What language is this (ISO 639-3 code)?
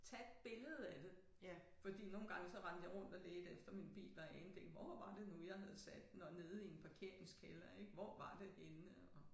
dan